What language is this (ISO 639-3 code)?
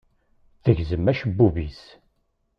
kab